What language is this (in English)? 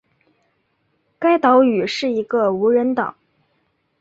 Chinese